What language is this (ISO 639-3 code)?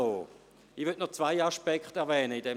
gsw